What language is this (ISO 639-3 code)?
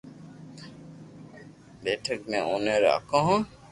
lrk